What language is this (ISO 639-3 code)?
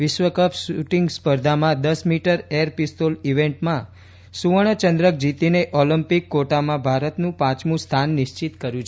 guj